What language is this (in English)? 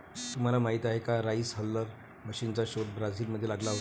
Marathi